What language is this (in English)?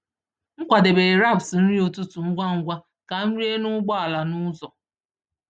Igbo